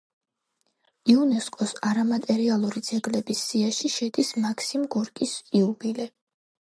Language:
Georgian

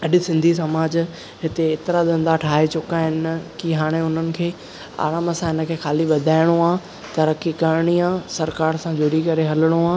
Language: Sindhi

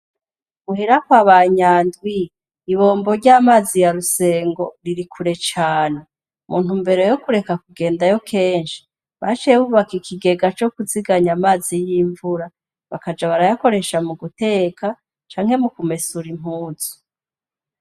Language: Rundi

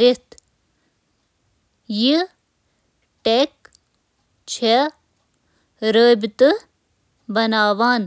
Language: Kashmiri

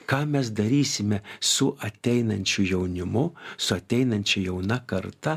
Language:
Lithuanian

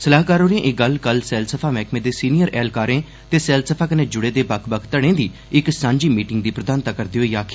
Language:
Dogri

